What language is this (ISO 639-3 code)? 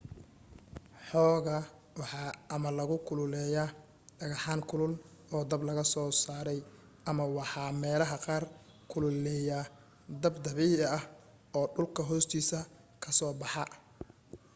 som